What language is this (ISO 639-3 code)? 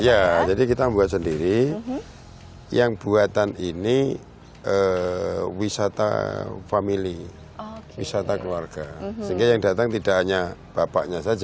ind